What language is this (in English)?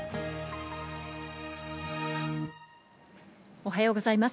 Japanese